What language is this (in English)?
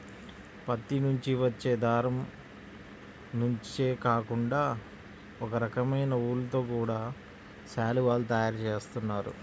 Telugu